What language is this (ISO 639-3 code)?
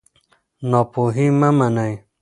pus